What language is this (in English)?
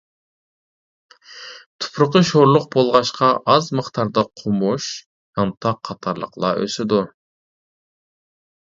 Uyghur